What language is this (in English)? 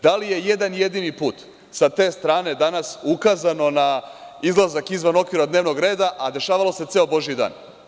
Serbian